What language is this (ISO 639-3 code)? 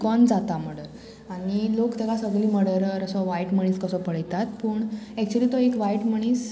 kok